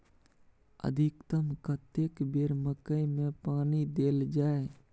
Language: Maithili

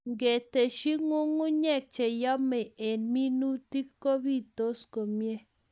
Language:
Kalenjin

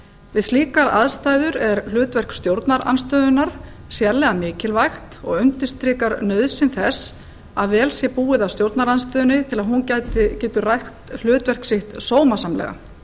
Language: Icelandic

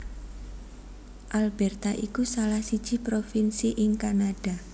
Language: Javanese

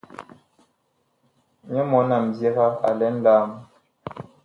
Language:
Bakoko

